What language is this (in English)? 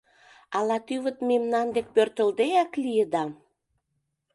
Mari